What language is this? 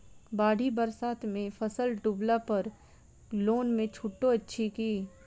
Maithili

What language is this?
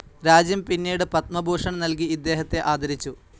Malayalam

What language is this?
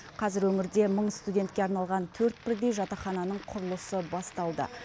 Kazakh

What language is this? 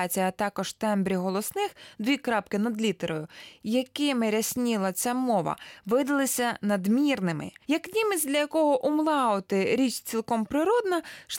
Ukrainian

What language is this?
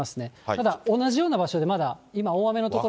Japanese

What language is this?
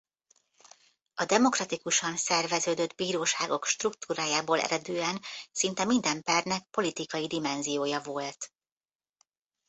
Hungarian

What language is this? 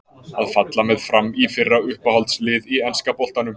Icelandic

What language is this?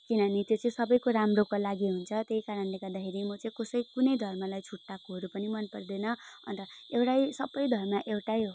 Nepali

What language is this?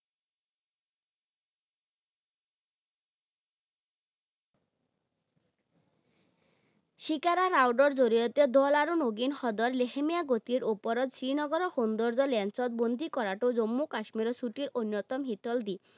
Assamese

